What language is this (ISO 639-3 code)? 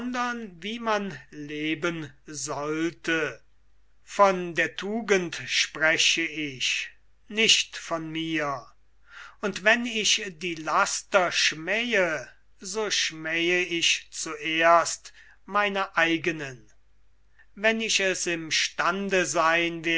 deu